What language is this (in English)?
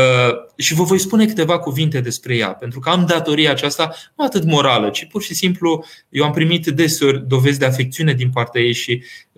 Romanian